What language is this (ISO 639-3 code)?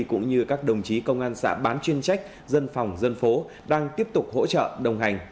vie